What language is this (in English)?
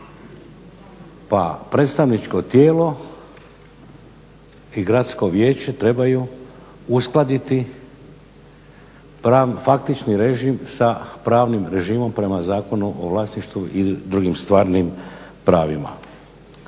Croatian